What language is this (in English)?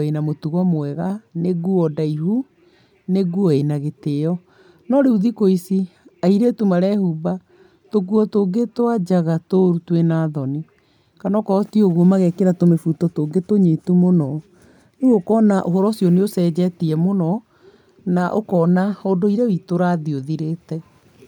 Kikuyu